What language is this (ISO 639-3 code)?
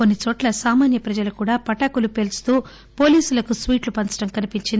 tel